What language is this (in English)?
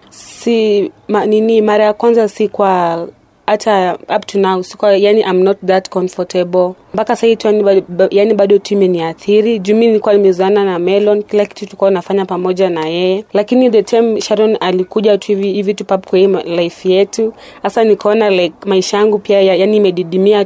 Swahili